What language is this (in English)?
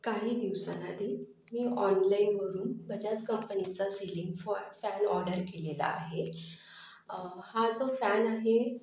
Marathi